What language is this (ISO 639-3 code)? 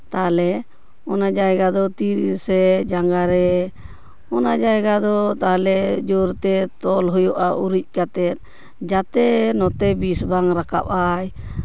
sat